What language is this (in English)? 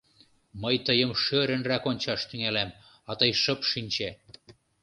Mari